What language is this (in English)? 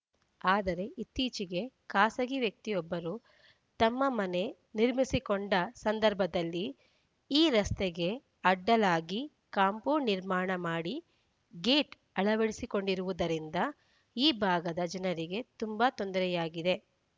Kannada